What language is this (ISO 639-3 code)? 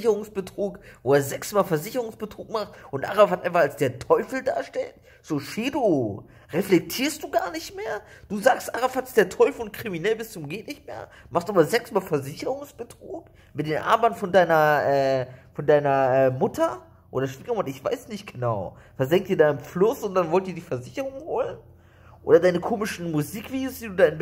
deu